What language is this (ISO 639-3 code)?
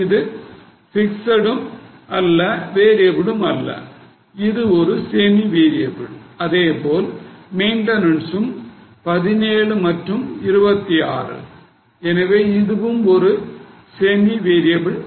tam